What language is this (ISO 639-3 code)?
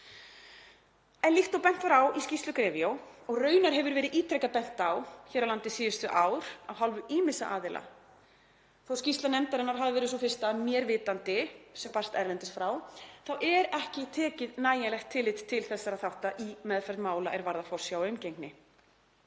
isl